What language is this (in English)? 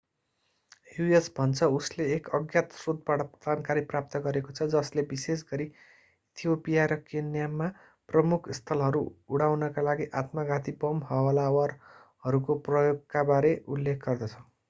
Nepali